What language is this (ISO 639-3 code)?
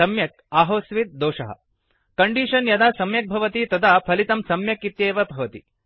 san